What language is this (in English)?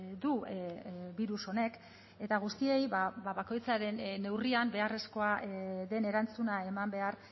Basque